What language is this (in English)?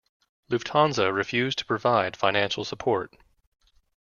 English